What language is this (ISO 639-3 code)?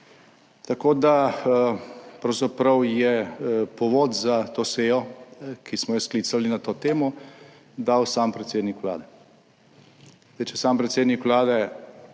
slv